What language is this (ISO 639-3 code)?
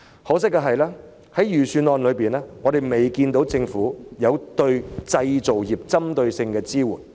yue